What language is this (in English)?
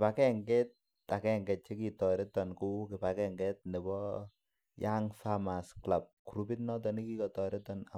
Kalenjin